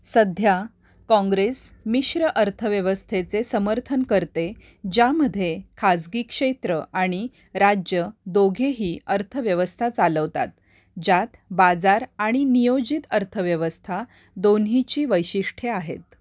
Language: Marathi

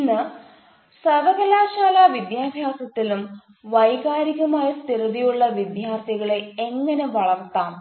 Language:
Malayalam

